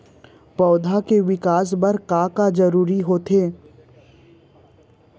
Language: Chhattisgarhi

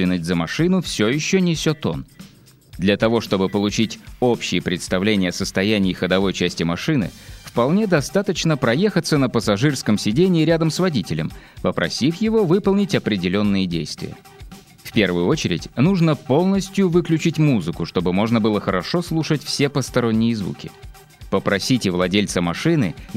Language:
Russian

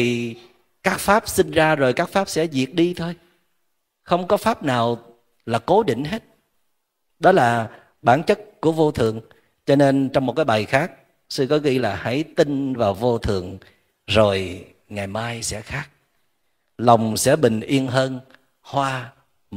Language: Vietnamese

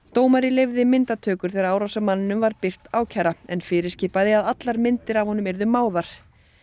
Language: Icelandic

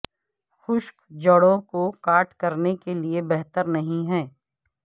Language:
Urdu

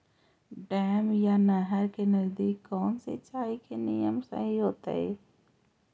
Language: Magahi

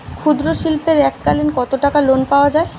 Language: Bangla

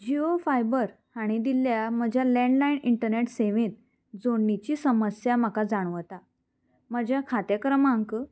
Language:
Konkani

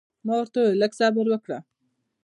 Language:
Pashto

